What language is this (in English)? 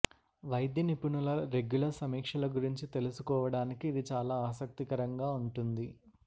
Telugu